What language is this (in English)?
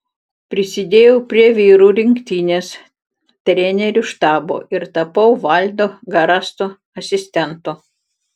Lithuanian